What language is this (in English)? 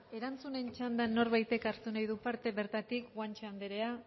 Basque